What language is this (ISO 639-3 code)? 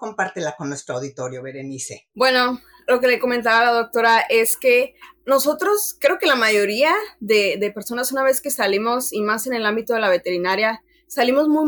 spa